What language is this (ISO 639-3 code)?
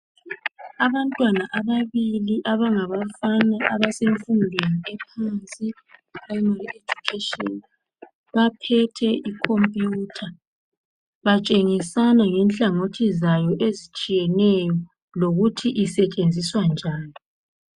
nde